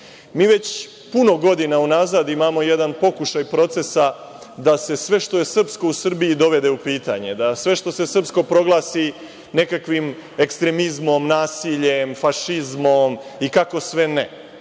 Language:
Serbian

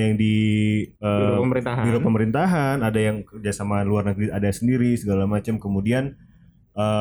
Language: Indonesian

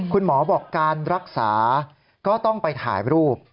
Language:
Thai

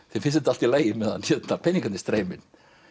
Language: Icelandic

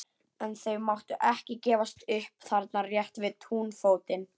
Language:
Icelandic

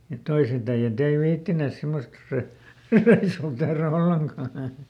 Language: Finnish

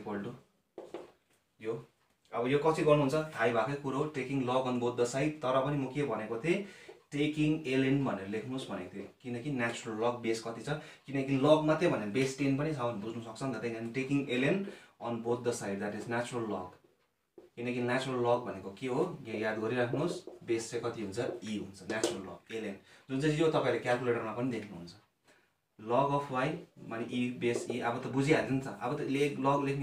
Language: Hindi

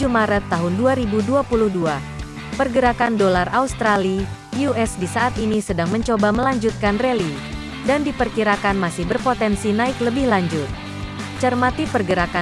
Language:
Indonesian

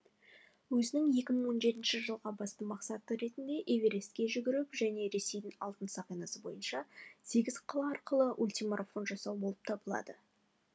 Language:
Kazakh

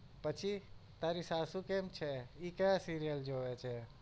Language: Gujarati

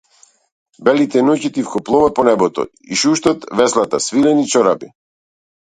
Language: Macedonian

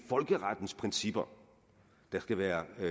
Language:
Danish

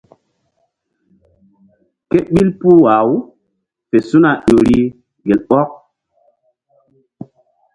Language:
Mbum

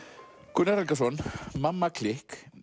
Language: Icelandic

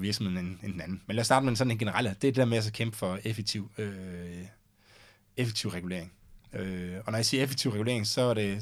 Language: Danish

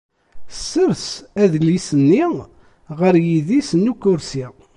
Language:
Kabyle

